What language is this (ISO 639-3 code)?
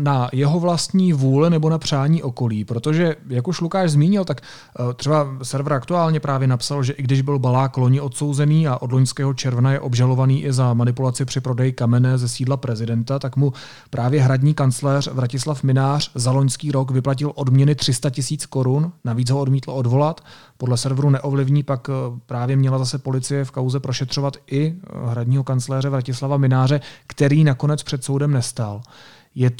ces